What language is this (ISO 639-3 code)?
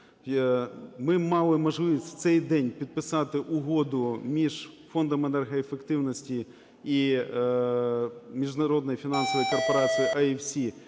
ukr